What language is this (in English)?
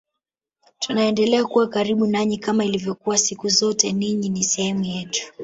Swahili